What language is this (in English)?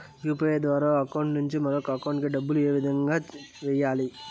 Telugu